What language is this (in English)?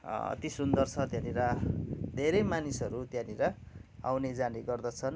Nepali